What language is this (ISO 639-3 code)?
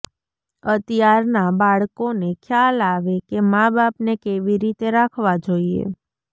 guj